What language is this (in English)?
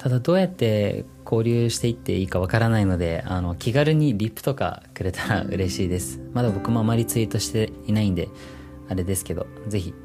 Japanese